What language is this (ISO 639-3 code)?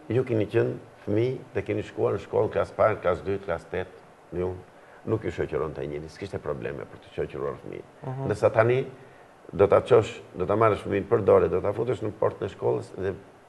ell